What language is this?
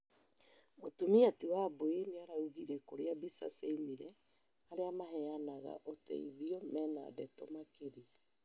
Kikuyu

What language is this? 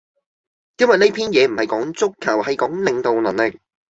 Cantonese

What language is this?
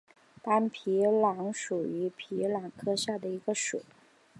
Chinese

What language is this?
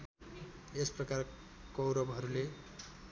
Nepali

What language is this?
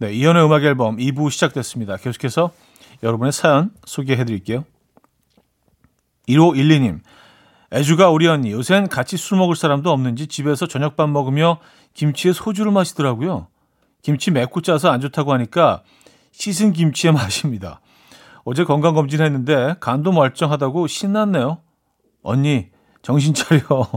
Korean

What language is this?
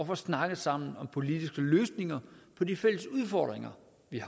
Danish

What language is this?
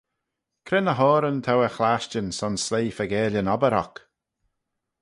Manx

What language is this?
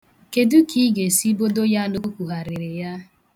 Igbo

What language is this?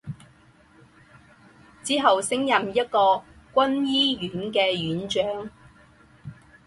Chinese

